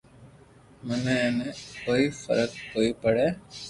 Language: Loarki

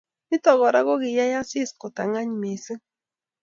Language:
Kalenjin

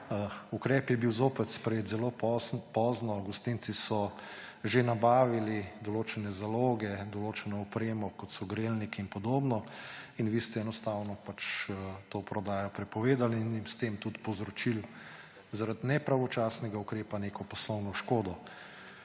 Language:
Slovenian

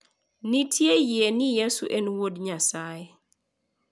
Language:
Luo (Kenya and Tanzania)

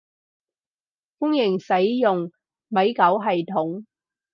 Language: Cantonese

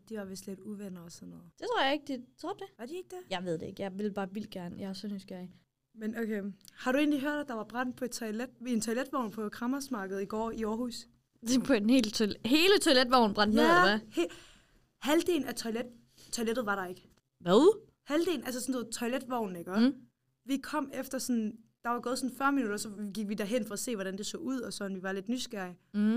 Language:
Danish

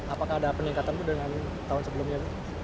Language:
Indonesian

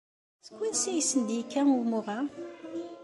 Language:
Kabyle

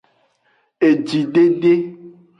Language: Aja (Benin)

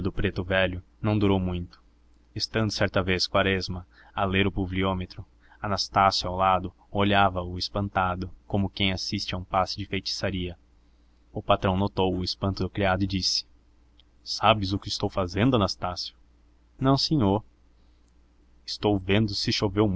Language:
Portuguese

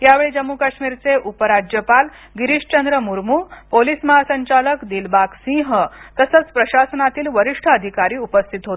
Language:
Marathi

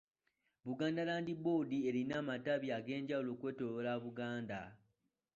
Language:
Ganda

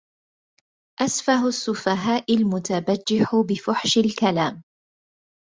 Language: Arabic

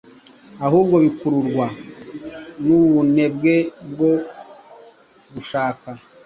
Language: Kinyarwanda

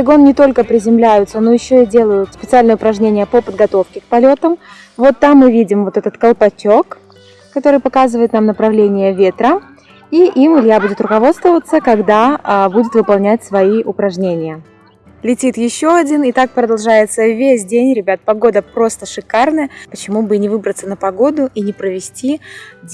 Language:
Russian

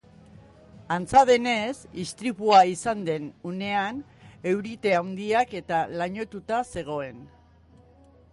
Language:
Basque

